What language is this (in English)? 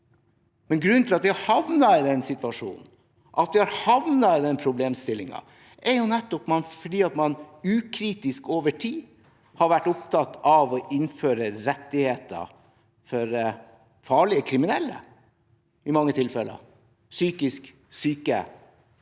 Norwegian